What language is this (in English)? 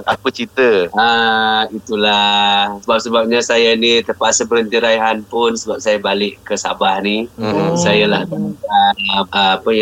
Malay